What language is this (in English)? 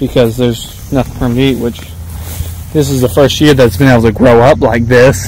English